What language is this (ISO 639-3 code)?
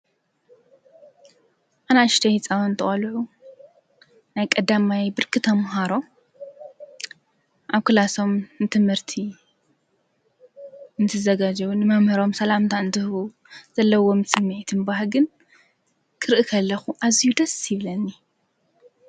tir